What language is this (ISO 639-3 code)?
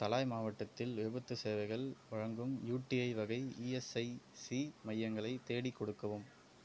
tam